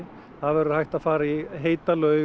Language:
Icelandic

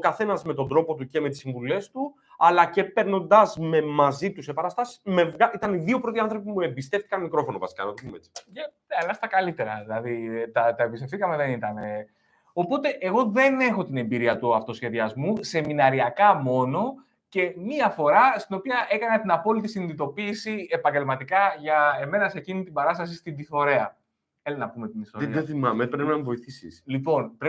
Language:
Greek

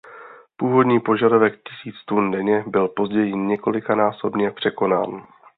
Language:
Czech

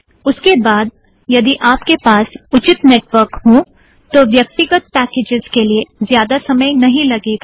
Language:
Hindi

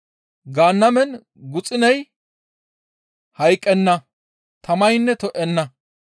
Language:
Gamo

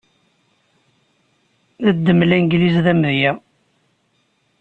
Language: Kabyle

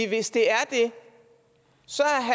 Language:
Danish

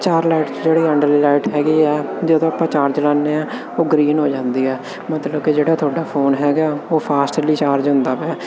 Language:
Punjabi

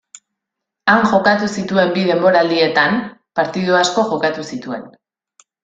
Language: Basque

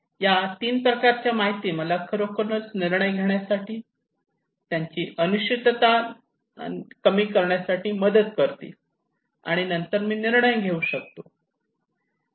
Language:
Marathi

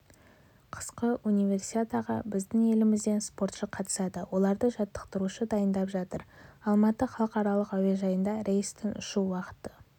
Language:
Kazakh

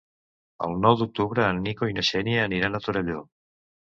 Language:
Catalan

